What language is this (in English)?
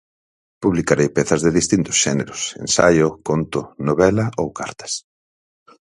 Galician